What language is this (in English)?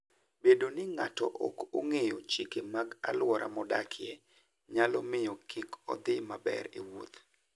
Luo (Kenya and Tanzania)